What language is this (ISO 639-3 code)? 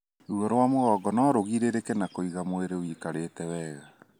kik